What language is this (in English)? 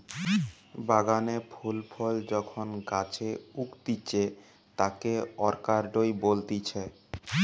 Bangla